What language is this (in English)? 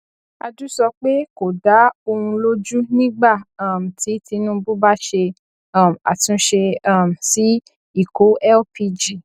Yoruba